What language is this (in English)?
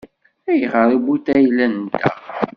Kabyle